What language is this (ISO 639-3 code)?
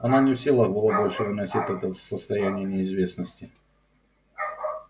rus